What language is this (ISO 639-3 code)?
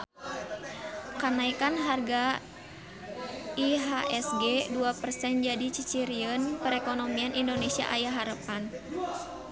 sun